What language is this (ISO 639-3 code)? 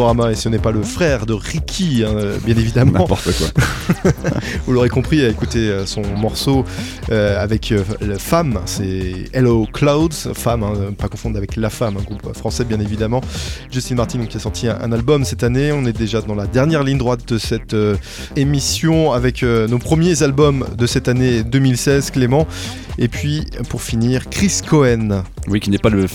fra